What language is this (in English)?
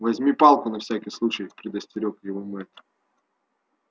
Russian